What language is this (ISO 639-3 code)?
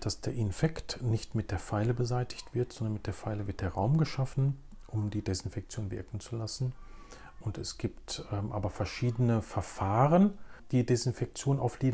deu